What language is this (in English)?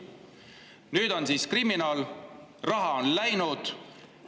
Estonian